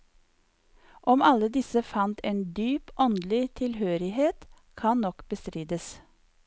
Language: Norwegian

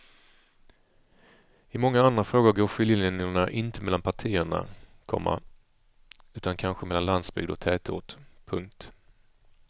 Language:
Swedish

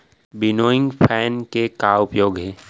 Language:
Chhattisgarhi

